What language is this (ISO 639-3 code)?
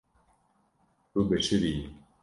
kur